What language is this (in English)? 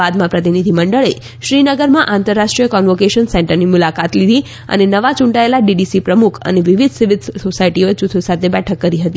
Gujarati